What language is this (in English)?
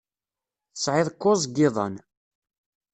Kabyle